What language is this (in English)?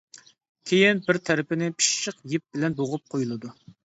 Uyghur